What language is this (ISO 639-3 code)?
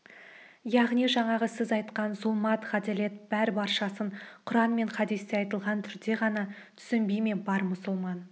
kaz